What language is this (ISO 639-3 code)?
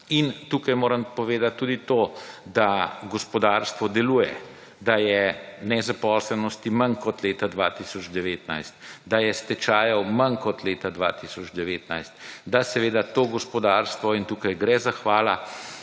slv